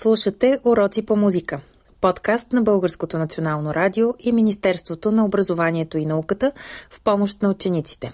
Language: Bulgarian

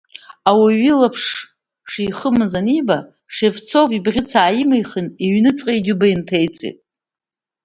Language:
Abkhazian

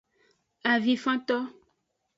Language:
Aja (Benin)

